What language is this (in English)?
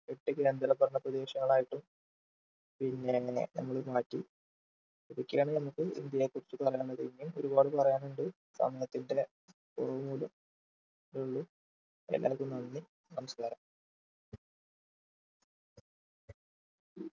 Malayalam